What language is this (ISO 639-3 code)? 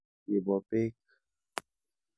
kln